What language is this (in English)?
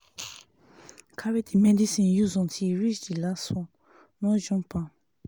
Nigerian Pidgin